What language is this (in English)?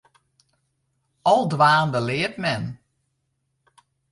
Western Frisian